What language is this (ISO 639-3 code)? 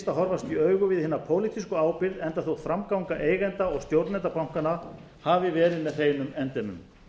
isl